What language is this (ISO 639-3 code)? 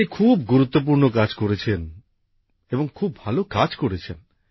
ben